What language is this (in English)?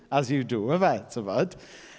Welsh